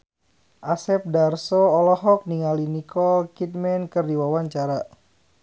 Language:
Sundanese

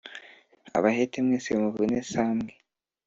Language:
Kinyarwanda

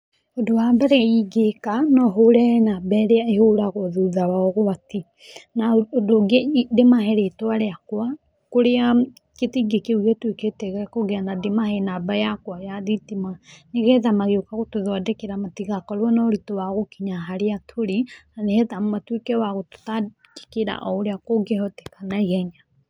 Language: Kikuyu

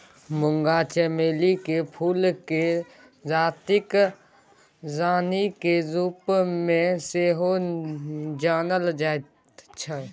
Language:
Maithili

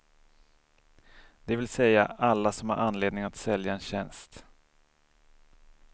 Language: Swedish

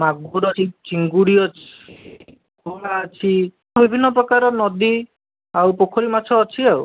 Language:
Odia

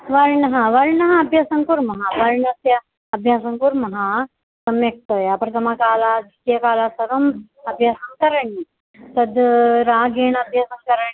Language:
Sanskrit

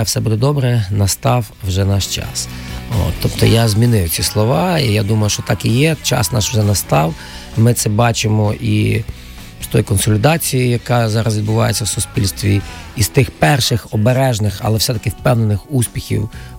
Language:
Ukrainian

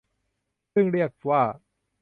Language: Thai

